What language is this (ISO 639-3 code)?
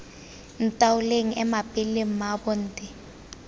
tsn